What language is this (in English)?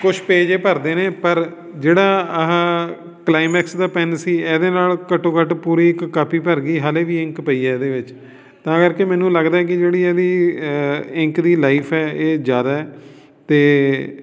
Punjabi